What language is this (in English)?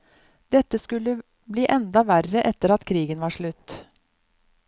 Norwegian